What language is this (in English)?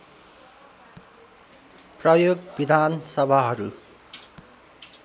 Nepali